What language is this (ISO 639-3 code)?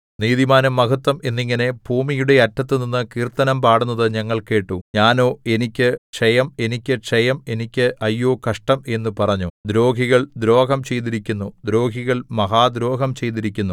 mal